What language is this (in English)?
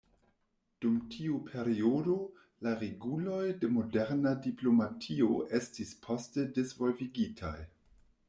Esperanto